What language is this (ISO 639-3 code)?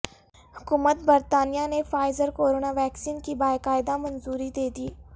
urd